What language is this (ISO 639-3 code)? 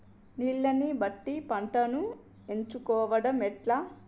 tel